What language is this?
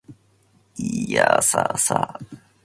Japanese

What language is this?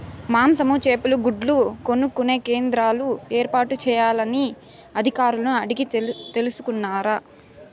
Telugu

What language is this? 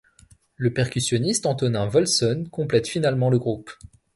French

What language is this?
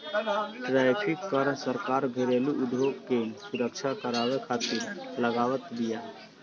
Bhojpuri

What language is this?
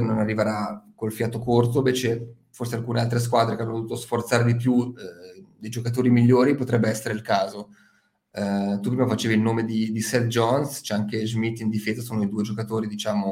Italian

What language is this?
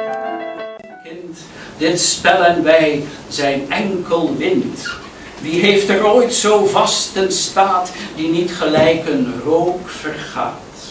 Dutch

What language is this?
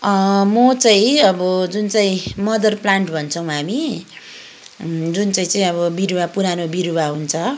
Nepali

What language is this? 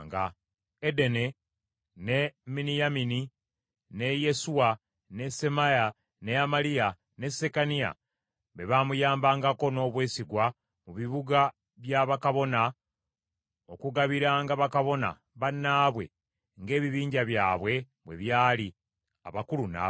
Ganda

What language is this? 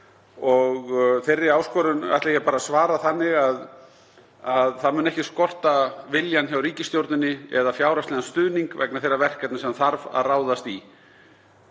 Icelandic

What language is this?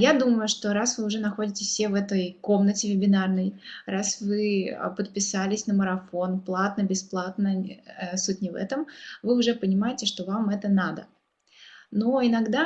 Russian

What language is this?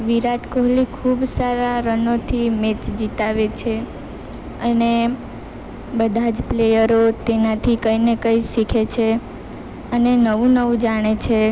Gujarati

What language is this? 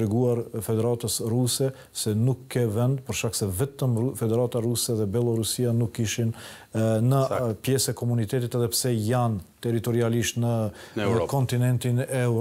Romanian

